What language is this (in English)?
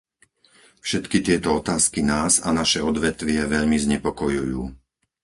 Slovak